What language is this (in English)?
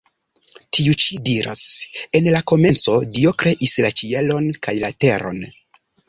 Esperanto